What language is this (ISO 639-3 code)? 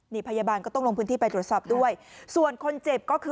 tha